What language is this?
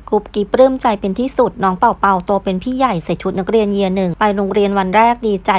Thai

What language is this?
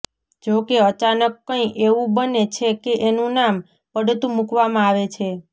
Gujarati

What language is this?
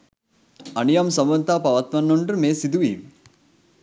Sinhala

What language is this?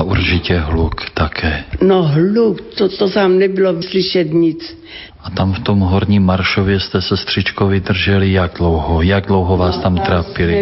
Czech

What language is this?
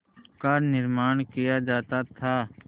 Hindi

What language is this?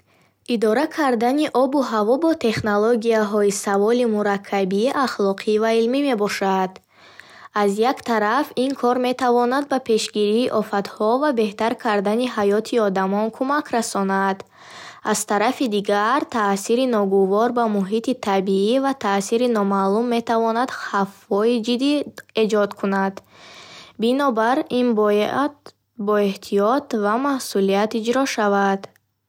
Bukharic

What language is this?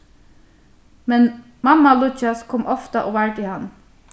Faroese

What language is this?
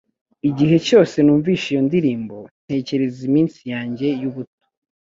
Kinyarwanda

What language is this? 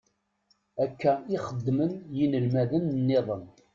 Kabyle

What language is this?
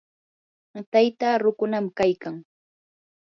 Yanahuanca Pasco Quechua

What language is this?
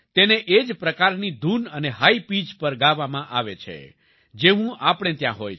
Gujarati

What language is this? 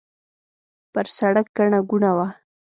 Pashto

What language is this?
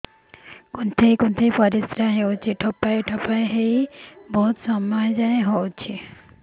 Odia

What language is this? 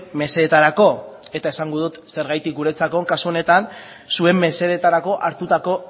Basque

